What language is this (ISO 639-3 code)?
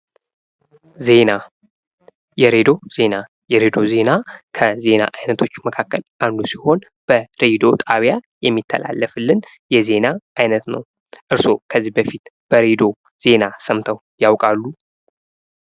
amh